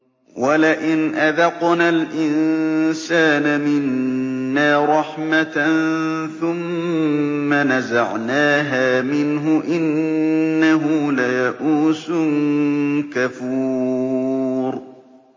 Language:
Arabic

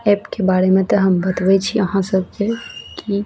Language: Maithili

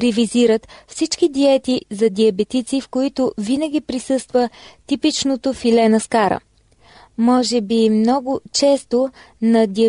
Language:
Bulgarian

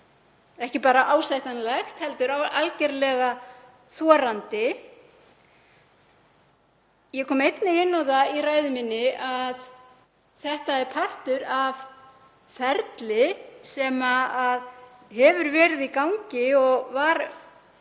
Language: Icelandic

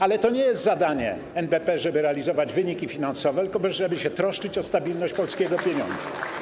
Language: Polish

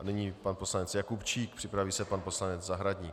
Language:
Czech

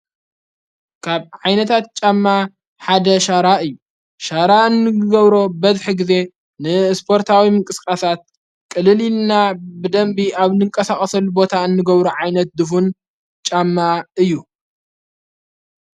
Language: Tigrinya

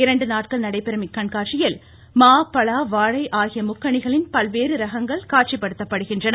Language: Tamil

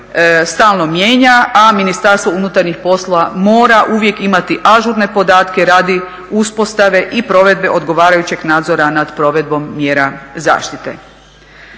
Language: Croatian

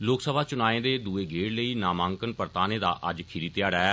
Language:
Dogri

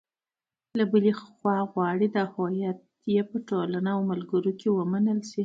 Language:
Pashto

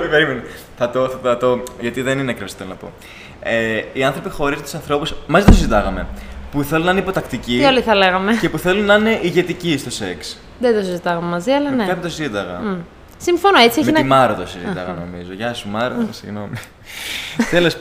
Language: Greek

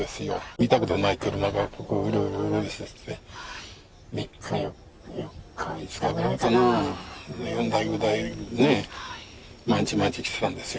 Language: Japanese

